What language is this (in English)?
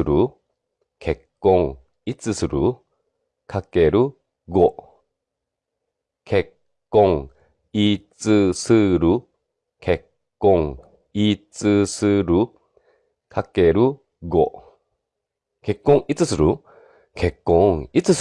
Japanese